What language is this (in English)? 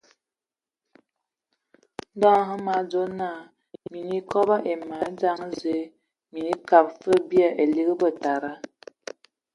Ewondo